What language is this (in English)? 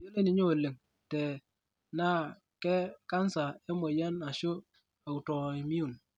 Masai